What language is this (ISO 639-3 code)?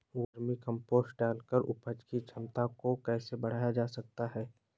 hin